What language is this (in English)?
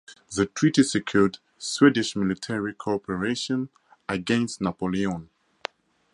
English